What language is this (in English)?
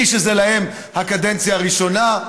Hebrew